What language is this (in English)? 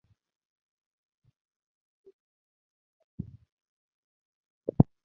Tupuri